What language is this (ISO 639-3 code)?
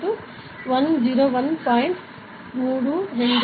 tel